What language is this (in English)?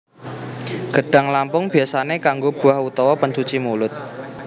Javanese